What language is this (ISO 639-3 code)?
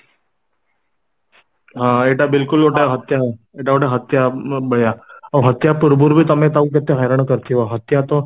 ori